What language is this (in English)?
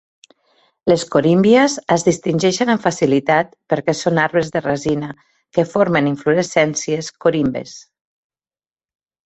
Catalan